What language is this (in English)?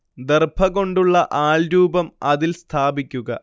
Malayalam